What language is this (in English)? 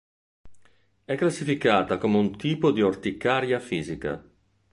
Italian